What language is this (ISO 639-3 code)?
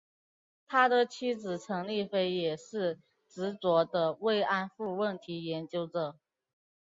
zho